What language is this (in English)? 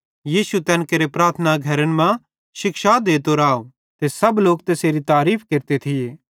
Bhadrawahi